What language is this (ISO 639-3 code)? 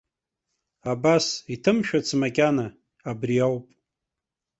abk